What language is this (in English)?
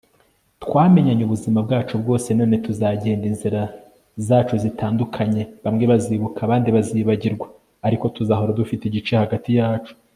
Kinyarwanda